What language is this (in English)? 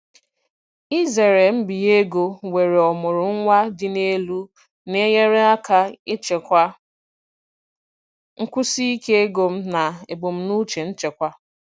Igbo